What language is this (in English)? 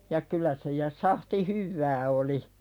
Finnish